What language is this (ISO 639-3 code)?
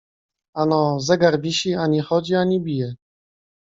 pol